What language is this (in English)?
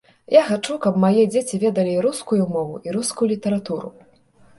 Belarusian